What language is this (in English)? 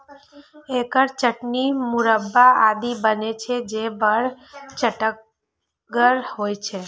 Maithili